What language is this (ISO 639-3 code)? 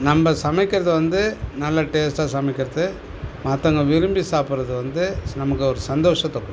tam